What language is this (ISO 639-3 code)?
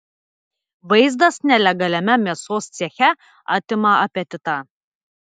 lit